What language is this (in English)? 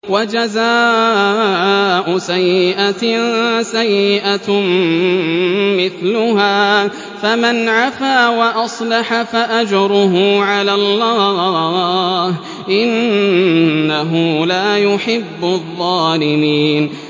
Arabic